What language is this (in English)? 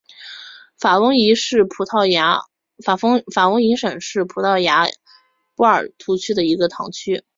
Chinese